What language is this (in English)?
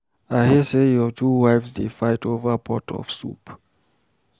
Nigerian Pidgin